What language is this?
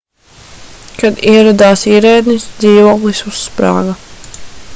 Latvian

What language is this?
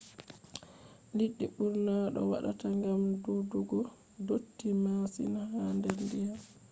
Fula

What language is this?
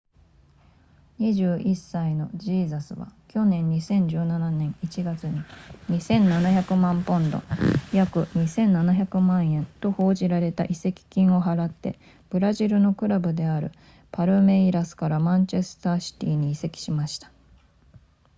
Japanese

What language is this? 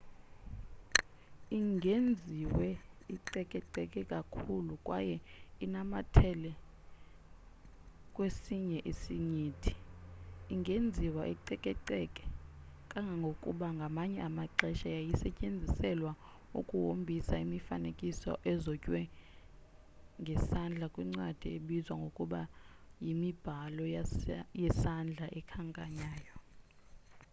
Xhosa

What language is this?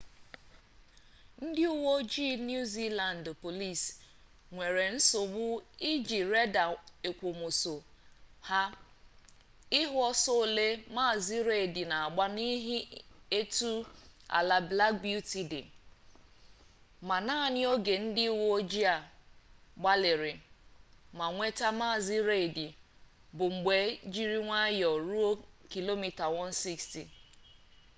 Igbo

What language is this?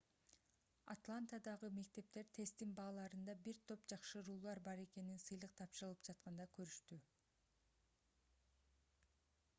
Kyrgyz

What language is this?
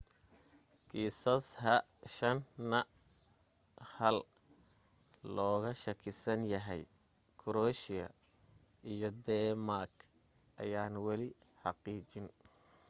Somali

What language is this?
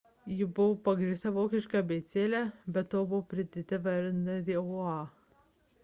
Lithuanian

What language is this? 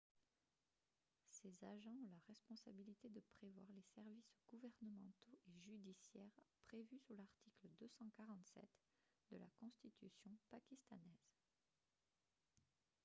French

